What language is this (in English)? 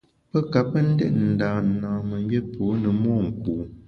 Bamun